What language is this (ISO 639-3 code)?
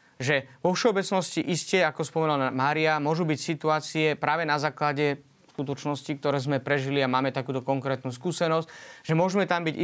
slk